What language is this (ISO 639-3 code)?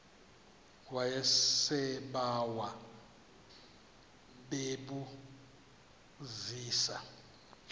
xho